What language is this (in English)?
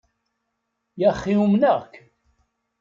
Kabyle